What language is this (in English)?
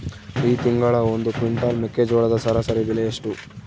Kannada